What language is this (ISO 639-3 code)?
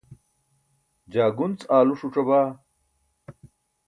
bsk